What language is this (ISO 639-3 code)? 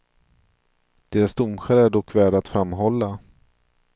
swe